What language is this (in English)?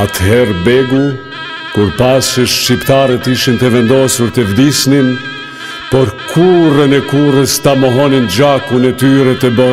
Romanian